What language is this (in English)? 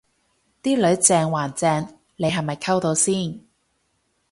Cantonese